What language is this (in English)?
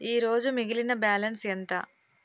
Telugu